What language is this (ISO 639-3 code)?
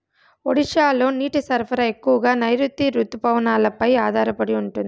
tel